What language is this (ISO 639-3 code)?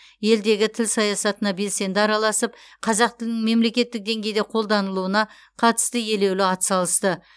kaz